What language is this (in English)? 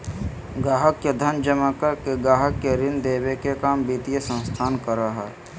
Magahi